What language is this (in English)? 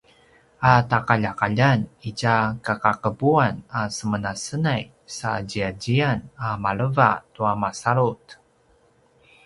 Paiwan